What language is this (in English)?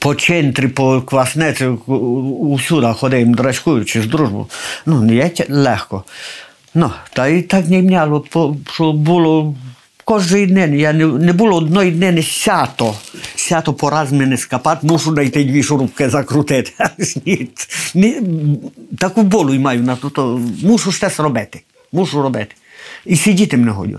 Ukrainian